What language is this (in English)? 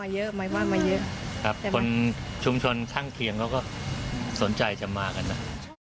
Thai